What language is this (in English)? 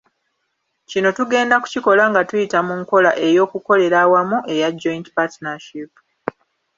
Ganda